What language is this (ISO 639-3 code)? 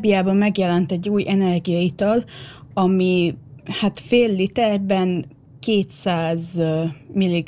hun